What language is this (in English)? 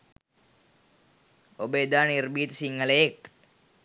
Sinhala